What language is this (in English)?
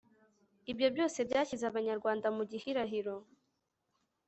Kinyarwanda